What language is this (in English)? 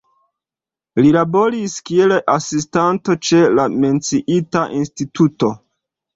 Esperanto